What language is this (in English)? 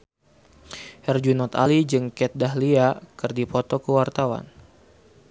Sundanese